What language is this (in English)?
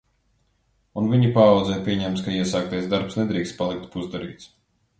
Latvian